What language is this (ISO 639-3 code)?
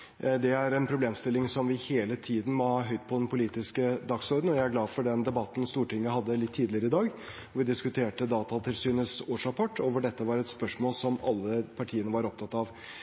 nob